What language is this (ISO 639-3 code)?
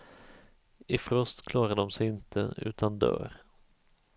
swe